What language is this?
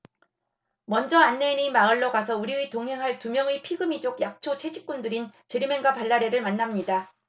Korean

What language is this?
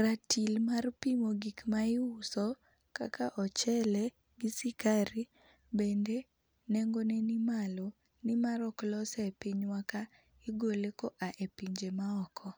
Luo (Kenya and Tanzania)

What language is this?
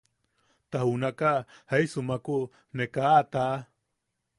Yaqui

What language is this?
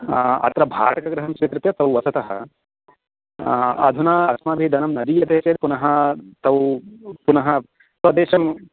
Sanskrit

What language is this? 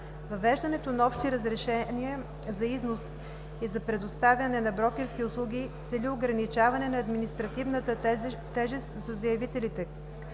Bulgarian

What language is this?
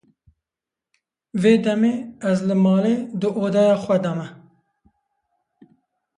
Kurdish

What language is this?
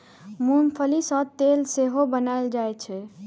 Maithili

